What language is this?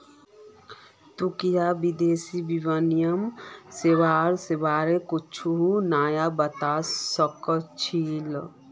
Magahi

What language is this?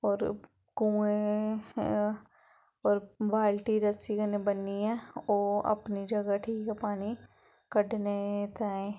Dogri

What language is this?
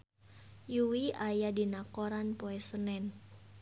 Sundanese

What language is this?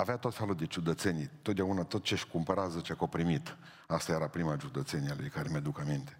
Romanian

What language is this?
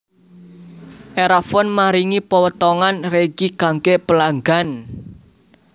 Javanese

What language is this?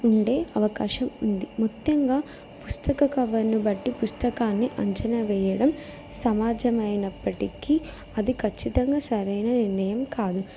Telugu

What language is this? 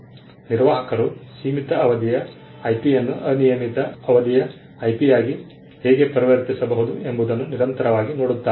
Kannada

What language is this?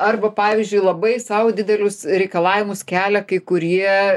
Lithuanian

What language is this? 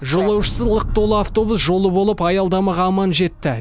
Kazakh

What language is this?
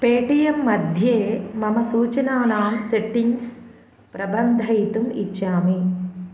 Sanskrit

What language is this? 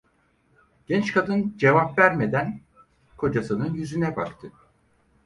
Turkish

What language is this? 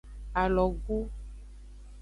Aja (Benin)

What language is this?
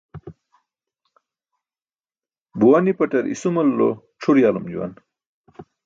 Burushaski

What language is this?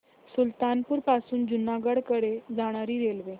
Marathi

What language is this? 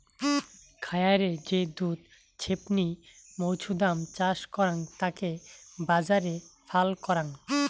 Bangla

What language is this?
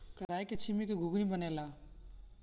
Bhojpuri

